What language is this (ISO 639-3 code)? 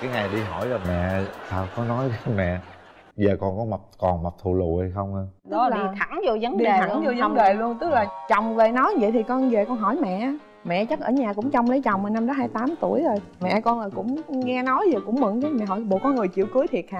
vie